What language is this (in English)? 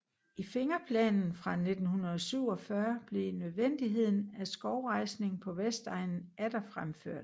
Danish